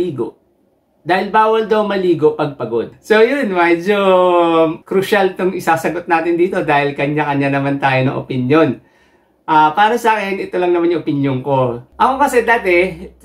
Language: Filipino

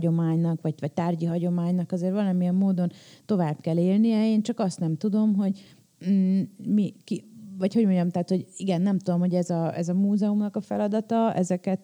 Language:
Hungarian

